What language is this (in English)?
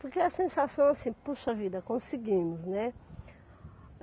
Portuguese